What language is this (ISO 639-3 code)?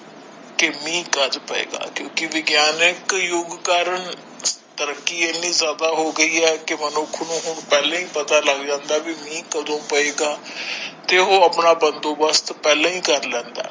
pan